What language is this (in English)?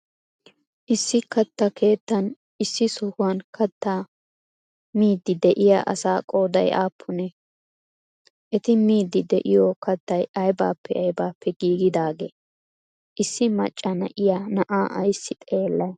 Wolaytta